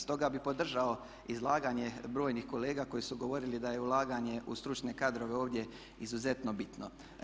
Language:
Croatian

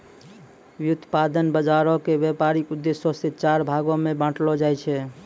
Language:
Maithili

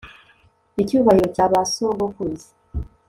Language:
Kinyarwanda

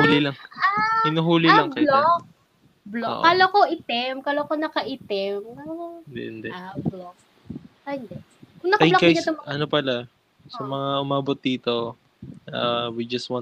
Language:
Filipino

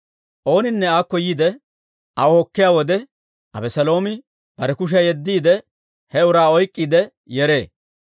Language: Dawro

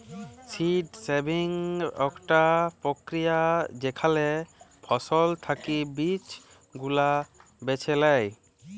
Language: Bangla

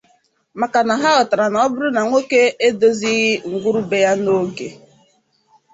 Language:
Igbo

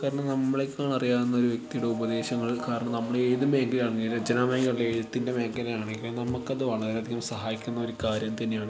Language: Malayalam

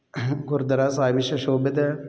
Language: Punjabi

